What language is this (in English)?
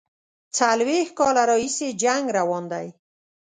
Pashto